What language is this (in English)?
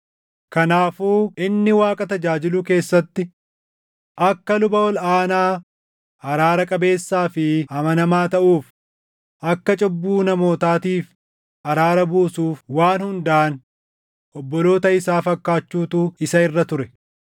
Oromo